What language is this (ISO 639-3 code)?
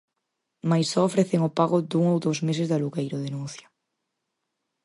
glg